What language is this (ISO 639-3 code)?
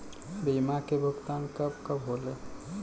bho